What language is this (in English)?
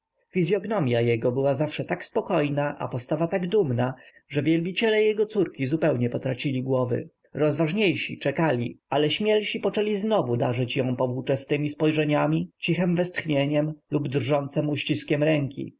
Polish